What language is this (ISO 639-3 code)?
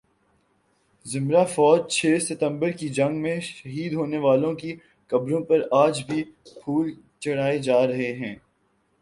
urd